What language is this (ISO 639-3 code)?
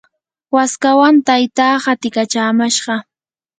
qur